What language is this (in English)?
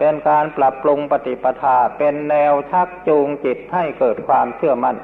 Thai